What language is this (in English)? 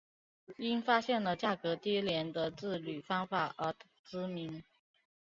Chinese